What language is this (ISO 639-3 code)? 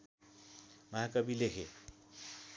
nep